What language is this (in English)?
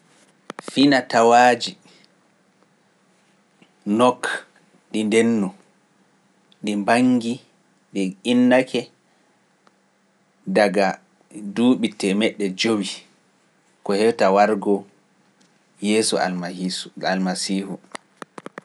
Pular